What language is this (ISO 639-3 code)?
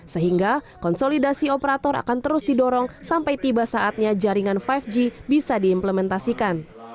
ind